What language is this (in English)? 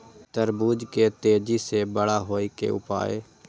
Maithili